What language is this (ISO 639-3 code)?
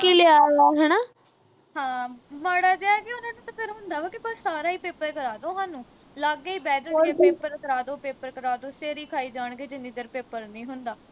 pan